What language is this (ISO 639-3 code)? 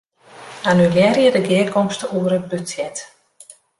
fry